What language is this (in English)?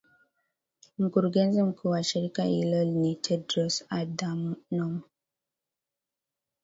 Swahili